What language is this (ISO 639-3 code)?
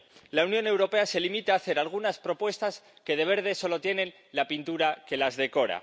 spa